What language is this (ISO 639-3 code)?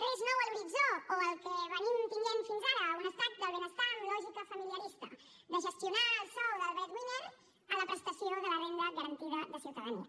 cat